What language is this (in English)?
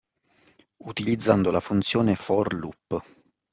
Italian